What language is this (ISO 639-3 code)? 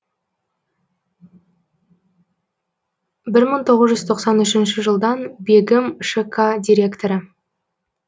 kaz